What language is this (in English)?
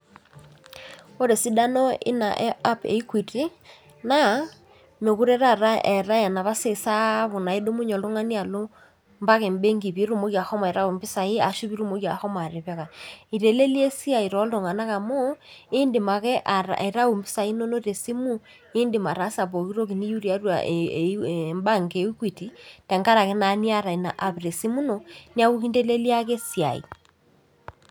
Masai